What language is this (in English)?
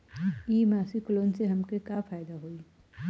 Bhojpuri